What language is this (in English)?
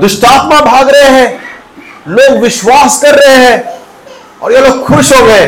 Hindi